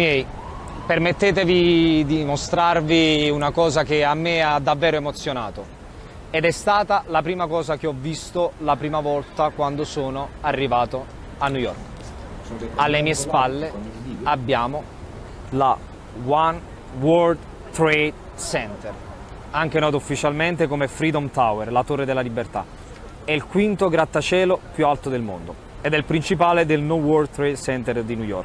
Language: Italian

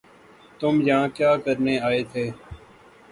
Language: Urdu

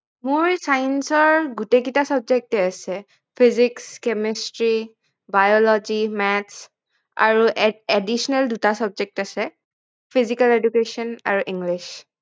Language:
Assamese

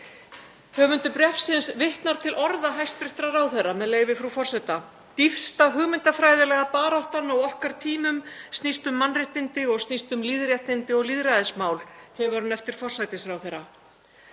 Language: Icelandic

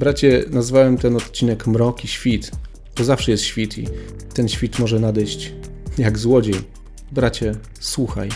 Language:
Polish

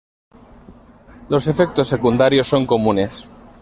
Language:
Spanish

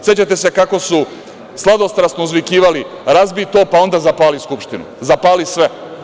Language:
Serbian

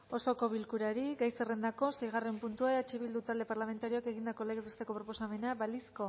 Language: Basque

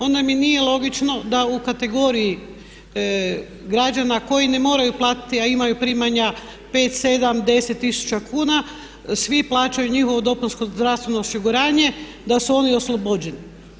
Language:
Croatian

